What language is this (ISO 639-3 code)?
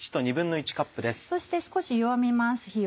jpn